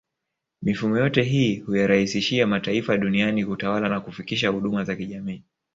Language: Swahili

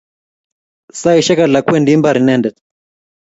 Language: Kalenjin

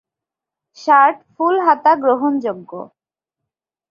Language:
Bangla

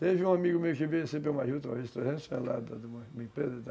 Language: Portuguese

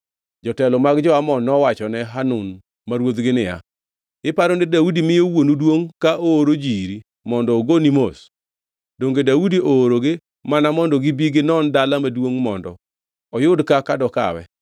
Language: Luo (Kenya and Tanzania)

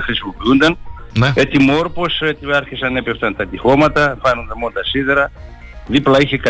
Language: Greek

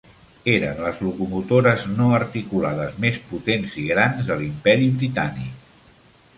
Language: Catalan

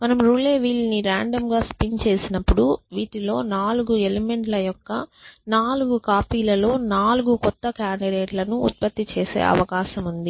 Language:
Telugu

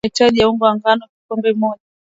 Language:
Swahili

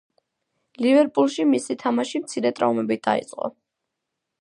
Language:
Georgian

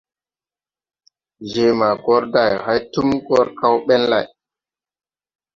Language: Tupuri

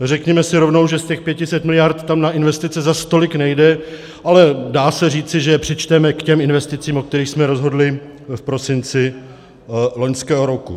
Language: Czech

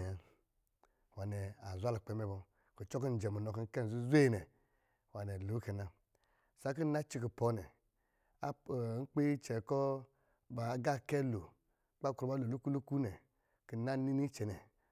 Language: Lijili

